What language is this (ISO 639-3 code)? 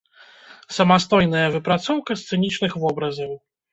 bel